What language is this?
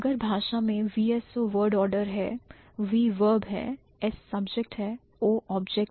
Hindi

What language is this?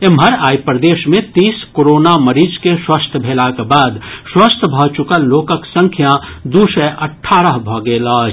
Maithili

